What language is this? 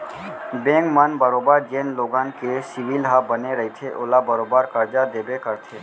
Chhattisgarhi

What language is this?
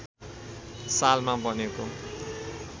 Nepali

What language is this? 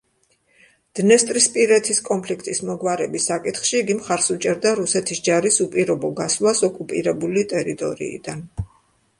Georgian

